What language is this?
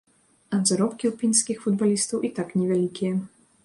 Belarusian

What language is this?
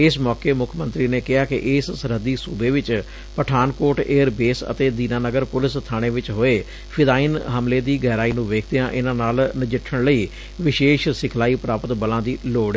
Punjabi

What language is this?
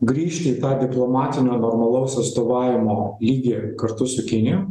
Lithuanian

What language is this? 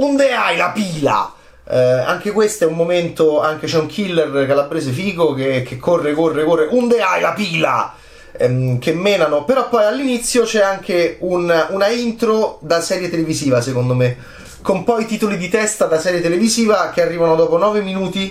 Italian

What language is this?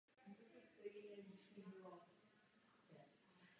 Czech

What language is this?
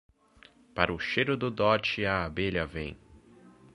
Portuguese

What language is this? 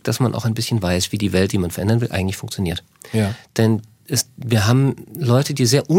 German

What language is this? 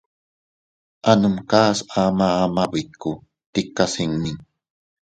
Teutila Cuicatec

